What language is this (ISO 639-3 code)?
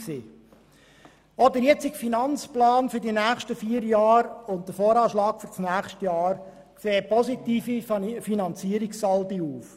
gsw